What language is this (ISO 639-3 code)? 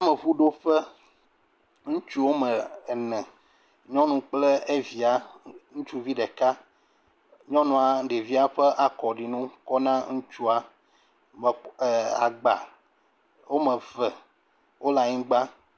ewe